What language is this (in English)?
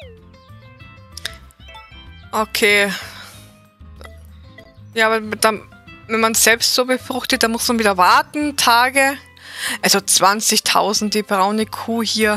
German